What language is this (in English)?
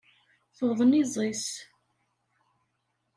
Kabyle